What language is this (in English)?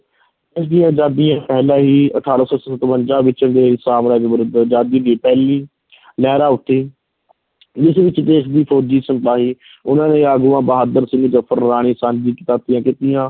Punjabi